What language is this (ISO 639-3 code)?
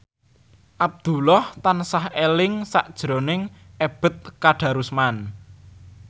jav